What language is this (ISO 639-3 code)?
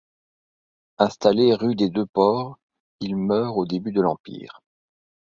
fra